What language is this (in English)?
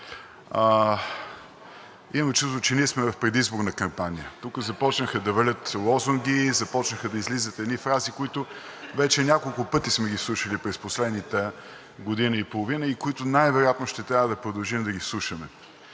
Bulgarian